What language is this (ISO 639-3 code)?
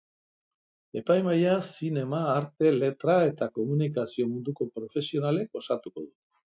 eus